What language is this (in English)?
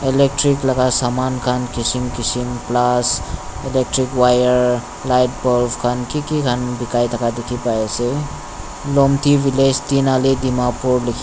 Naga Pidgin